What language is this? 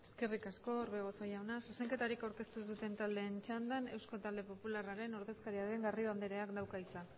Basque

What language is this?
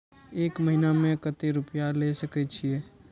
Maithili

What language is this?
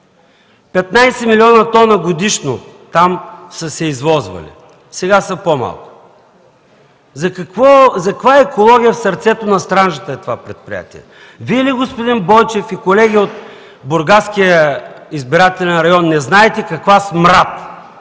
Bulgarian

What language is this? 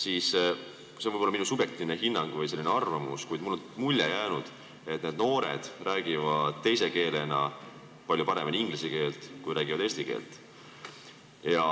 Estonian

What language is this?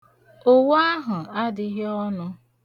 Igbo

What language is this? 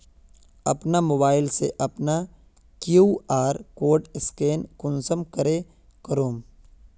Magahi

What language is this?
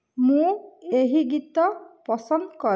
Odia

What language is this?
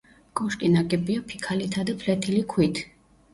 Georgian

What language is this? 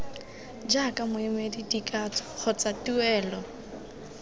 Tswana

